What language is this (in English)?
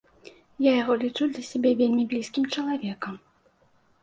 Belarusian